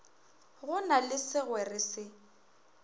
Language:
Northern Sotho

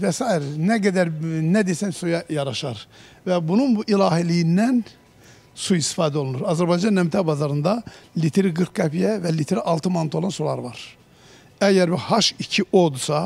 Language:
Turkish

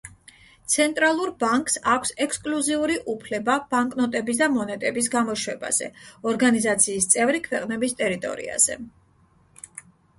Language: Georgian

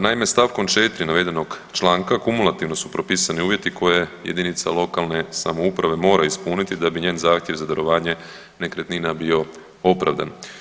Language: Croatian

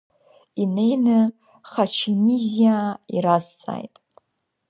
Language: Abkhazian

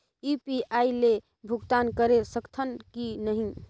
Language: Chhattisgarhi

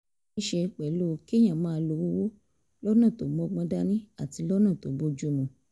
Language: Yoruba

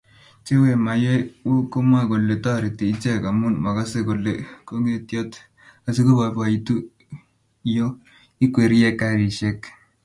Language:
Kalenjin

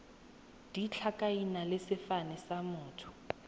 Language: Tswana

